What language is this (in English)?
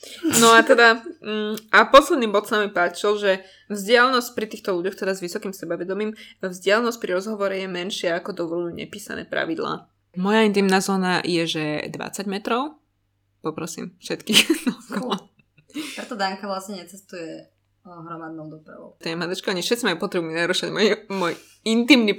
Slovak